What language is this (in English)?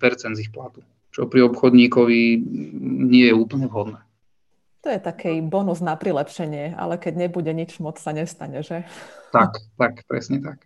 Slovak